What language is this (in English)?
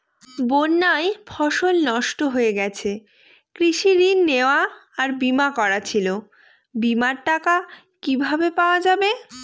Bangla